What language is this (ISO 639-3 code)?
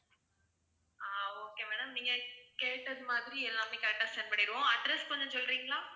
tam